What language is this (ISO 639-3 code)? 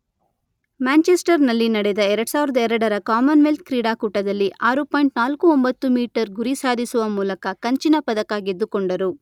kan